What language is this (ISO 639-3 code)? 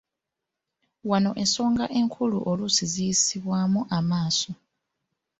lug